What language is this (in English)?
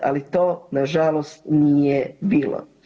Croatian